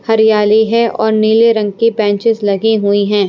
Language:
Hindi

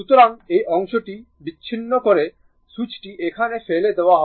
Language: Bangla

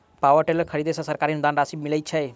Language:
Maithili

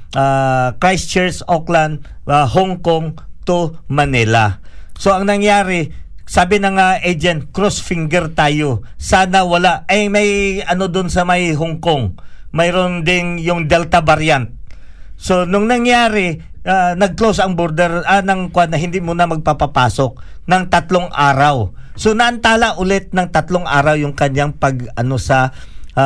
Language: Filipino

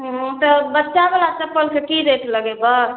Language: Maithili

